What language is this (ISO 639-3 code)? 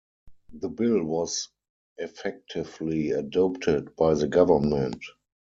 eng